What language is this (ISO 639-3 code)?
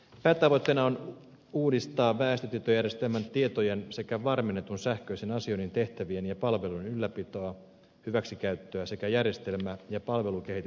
fin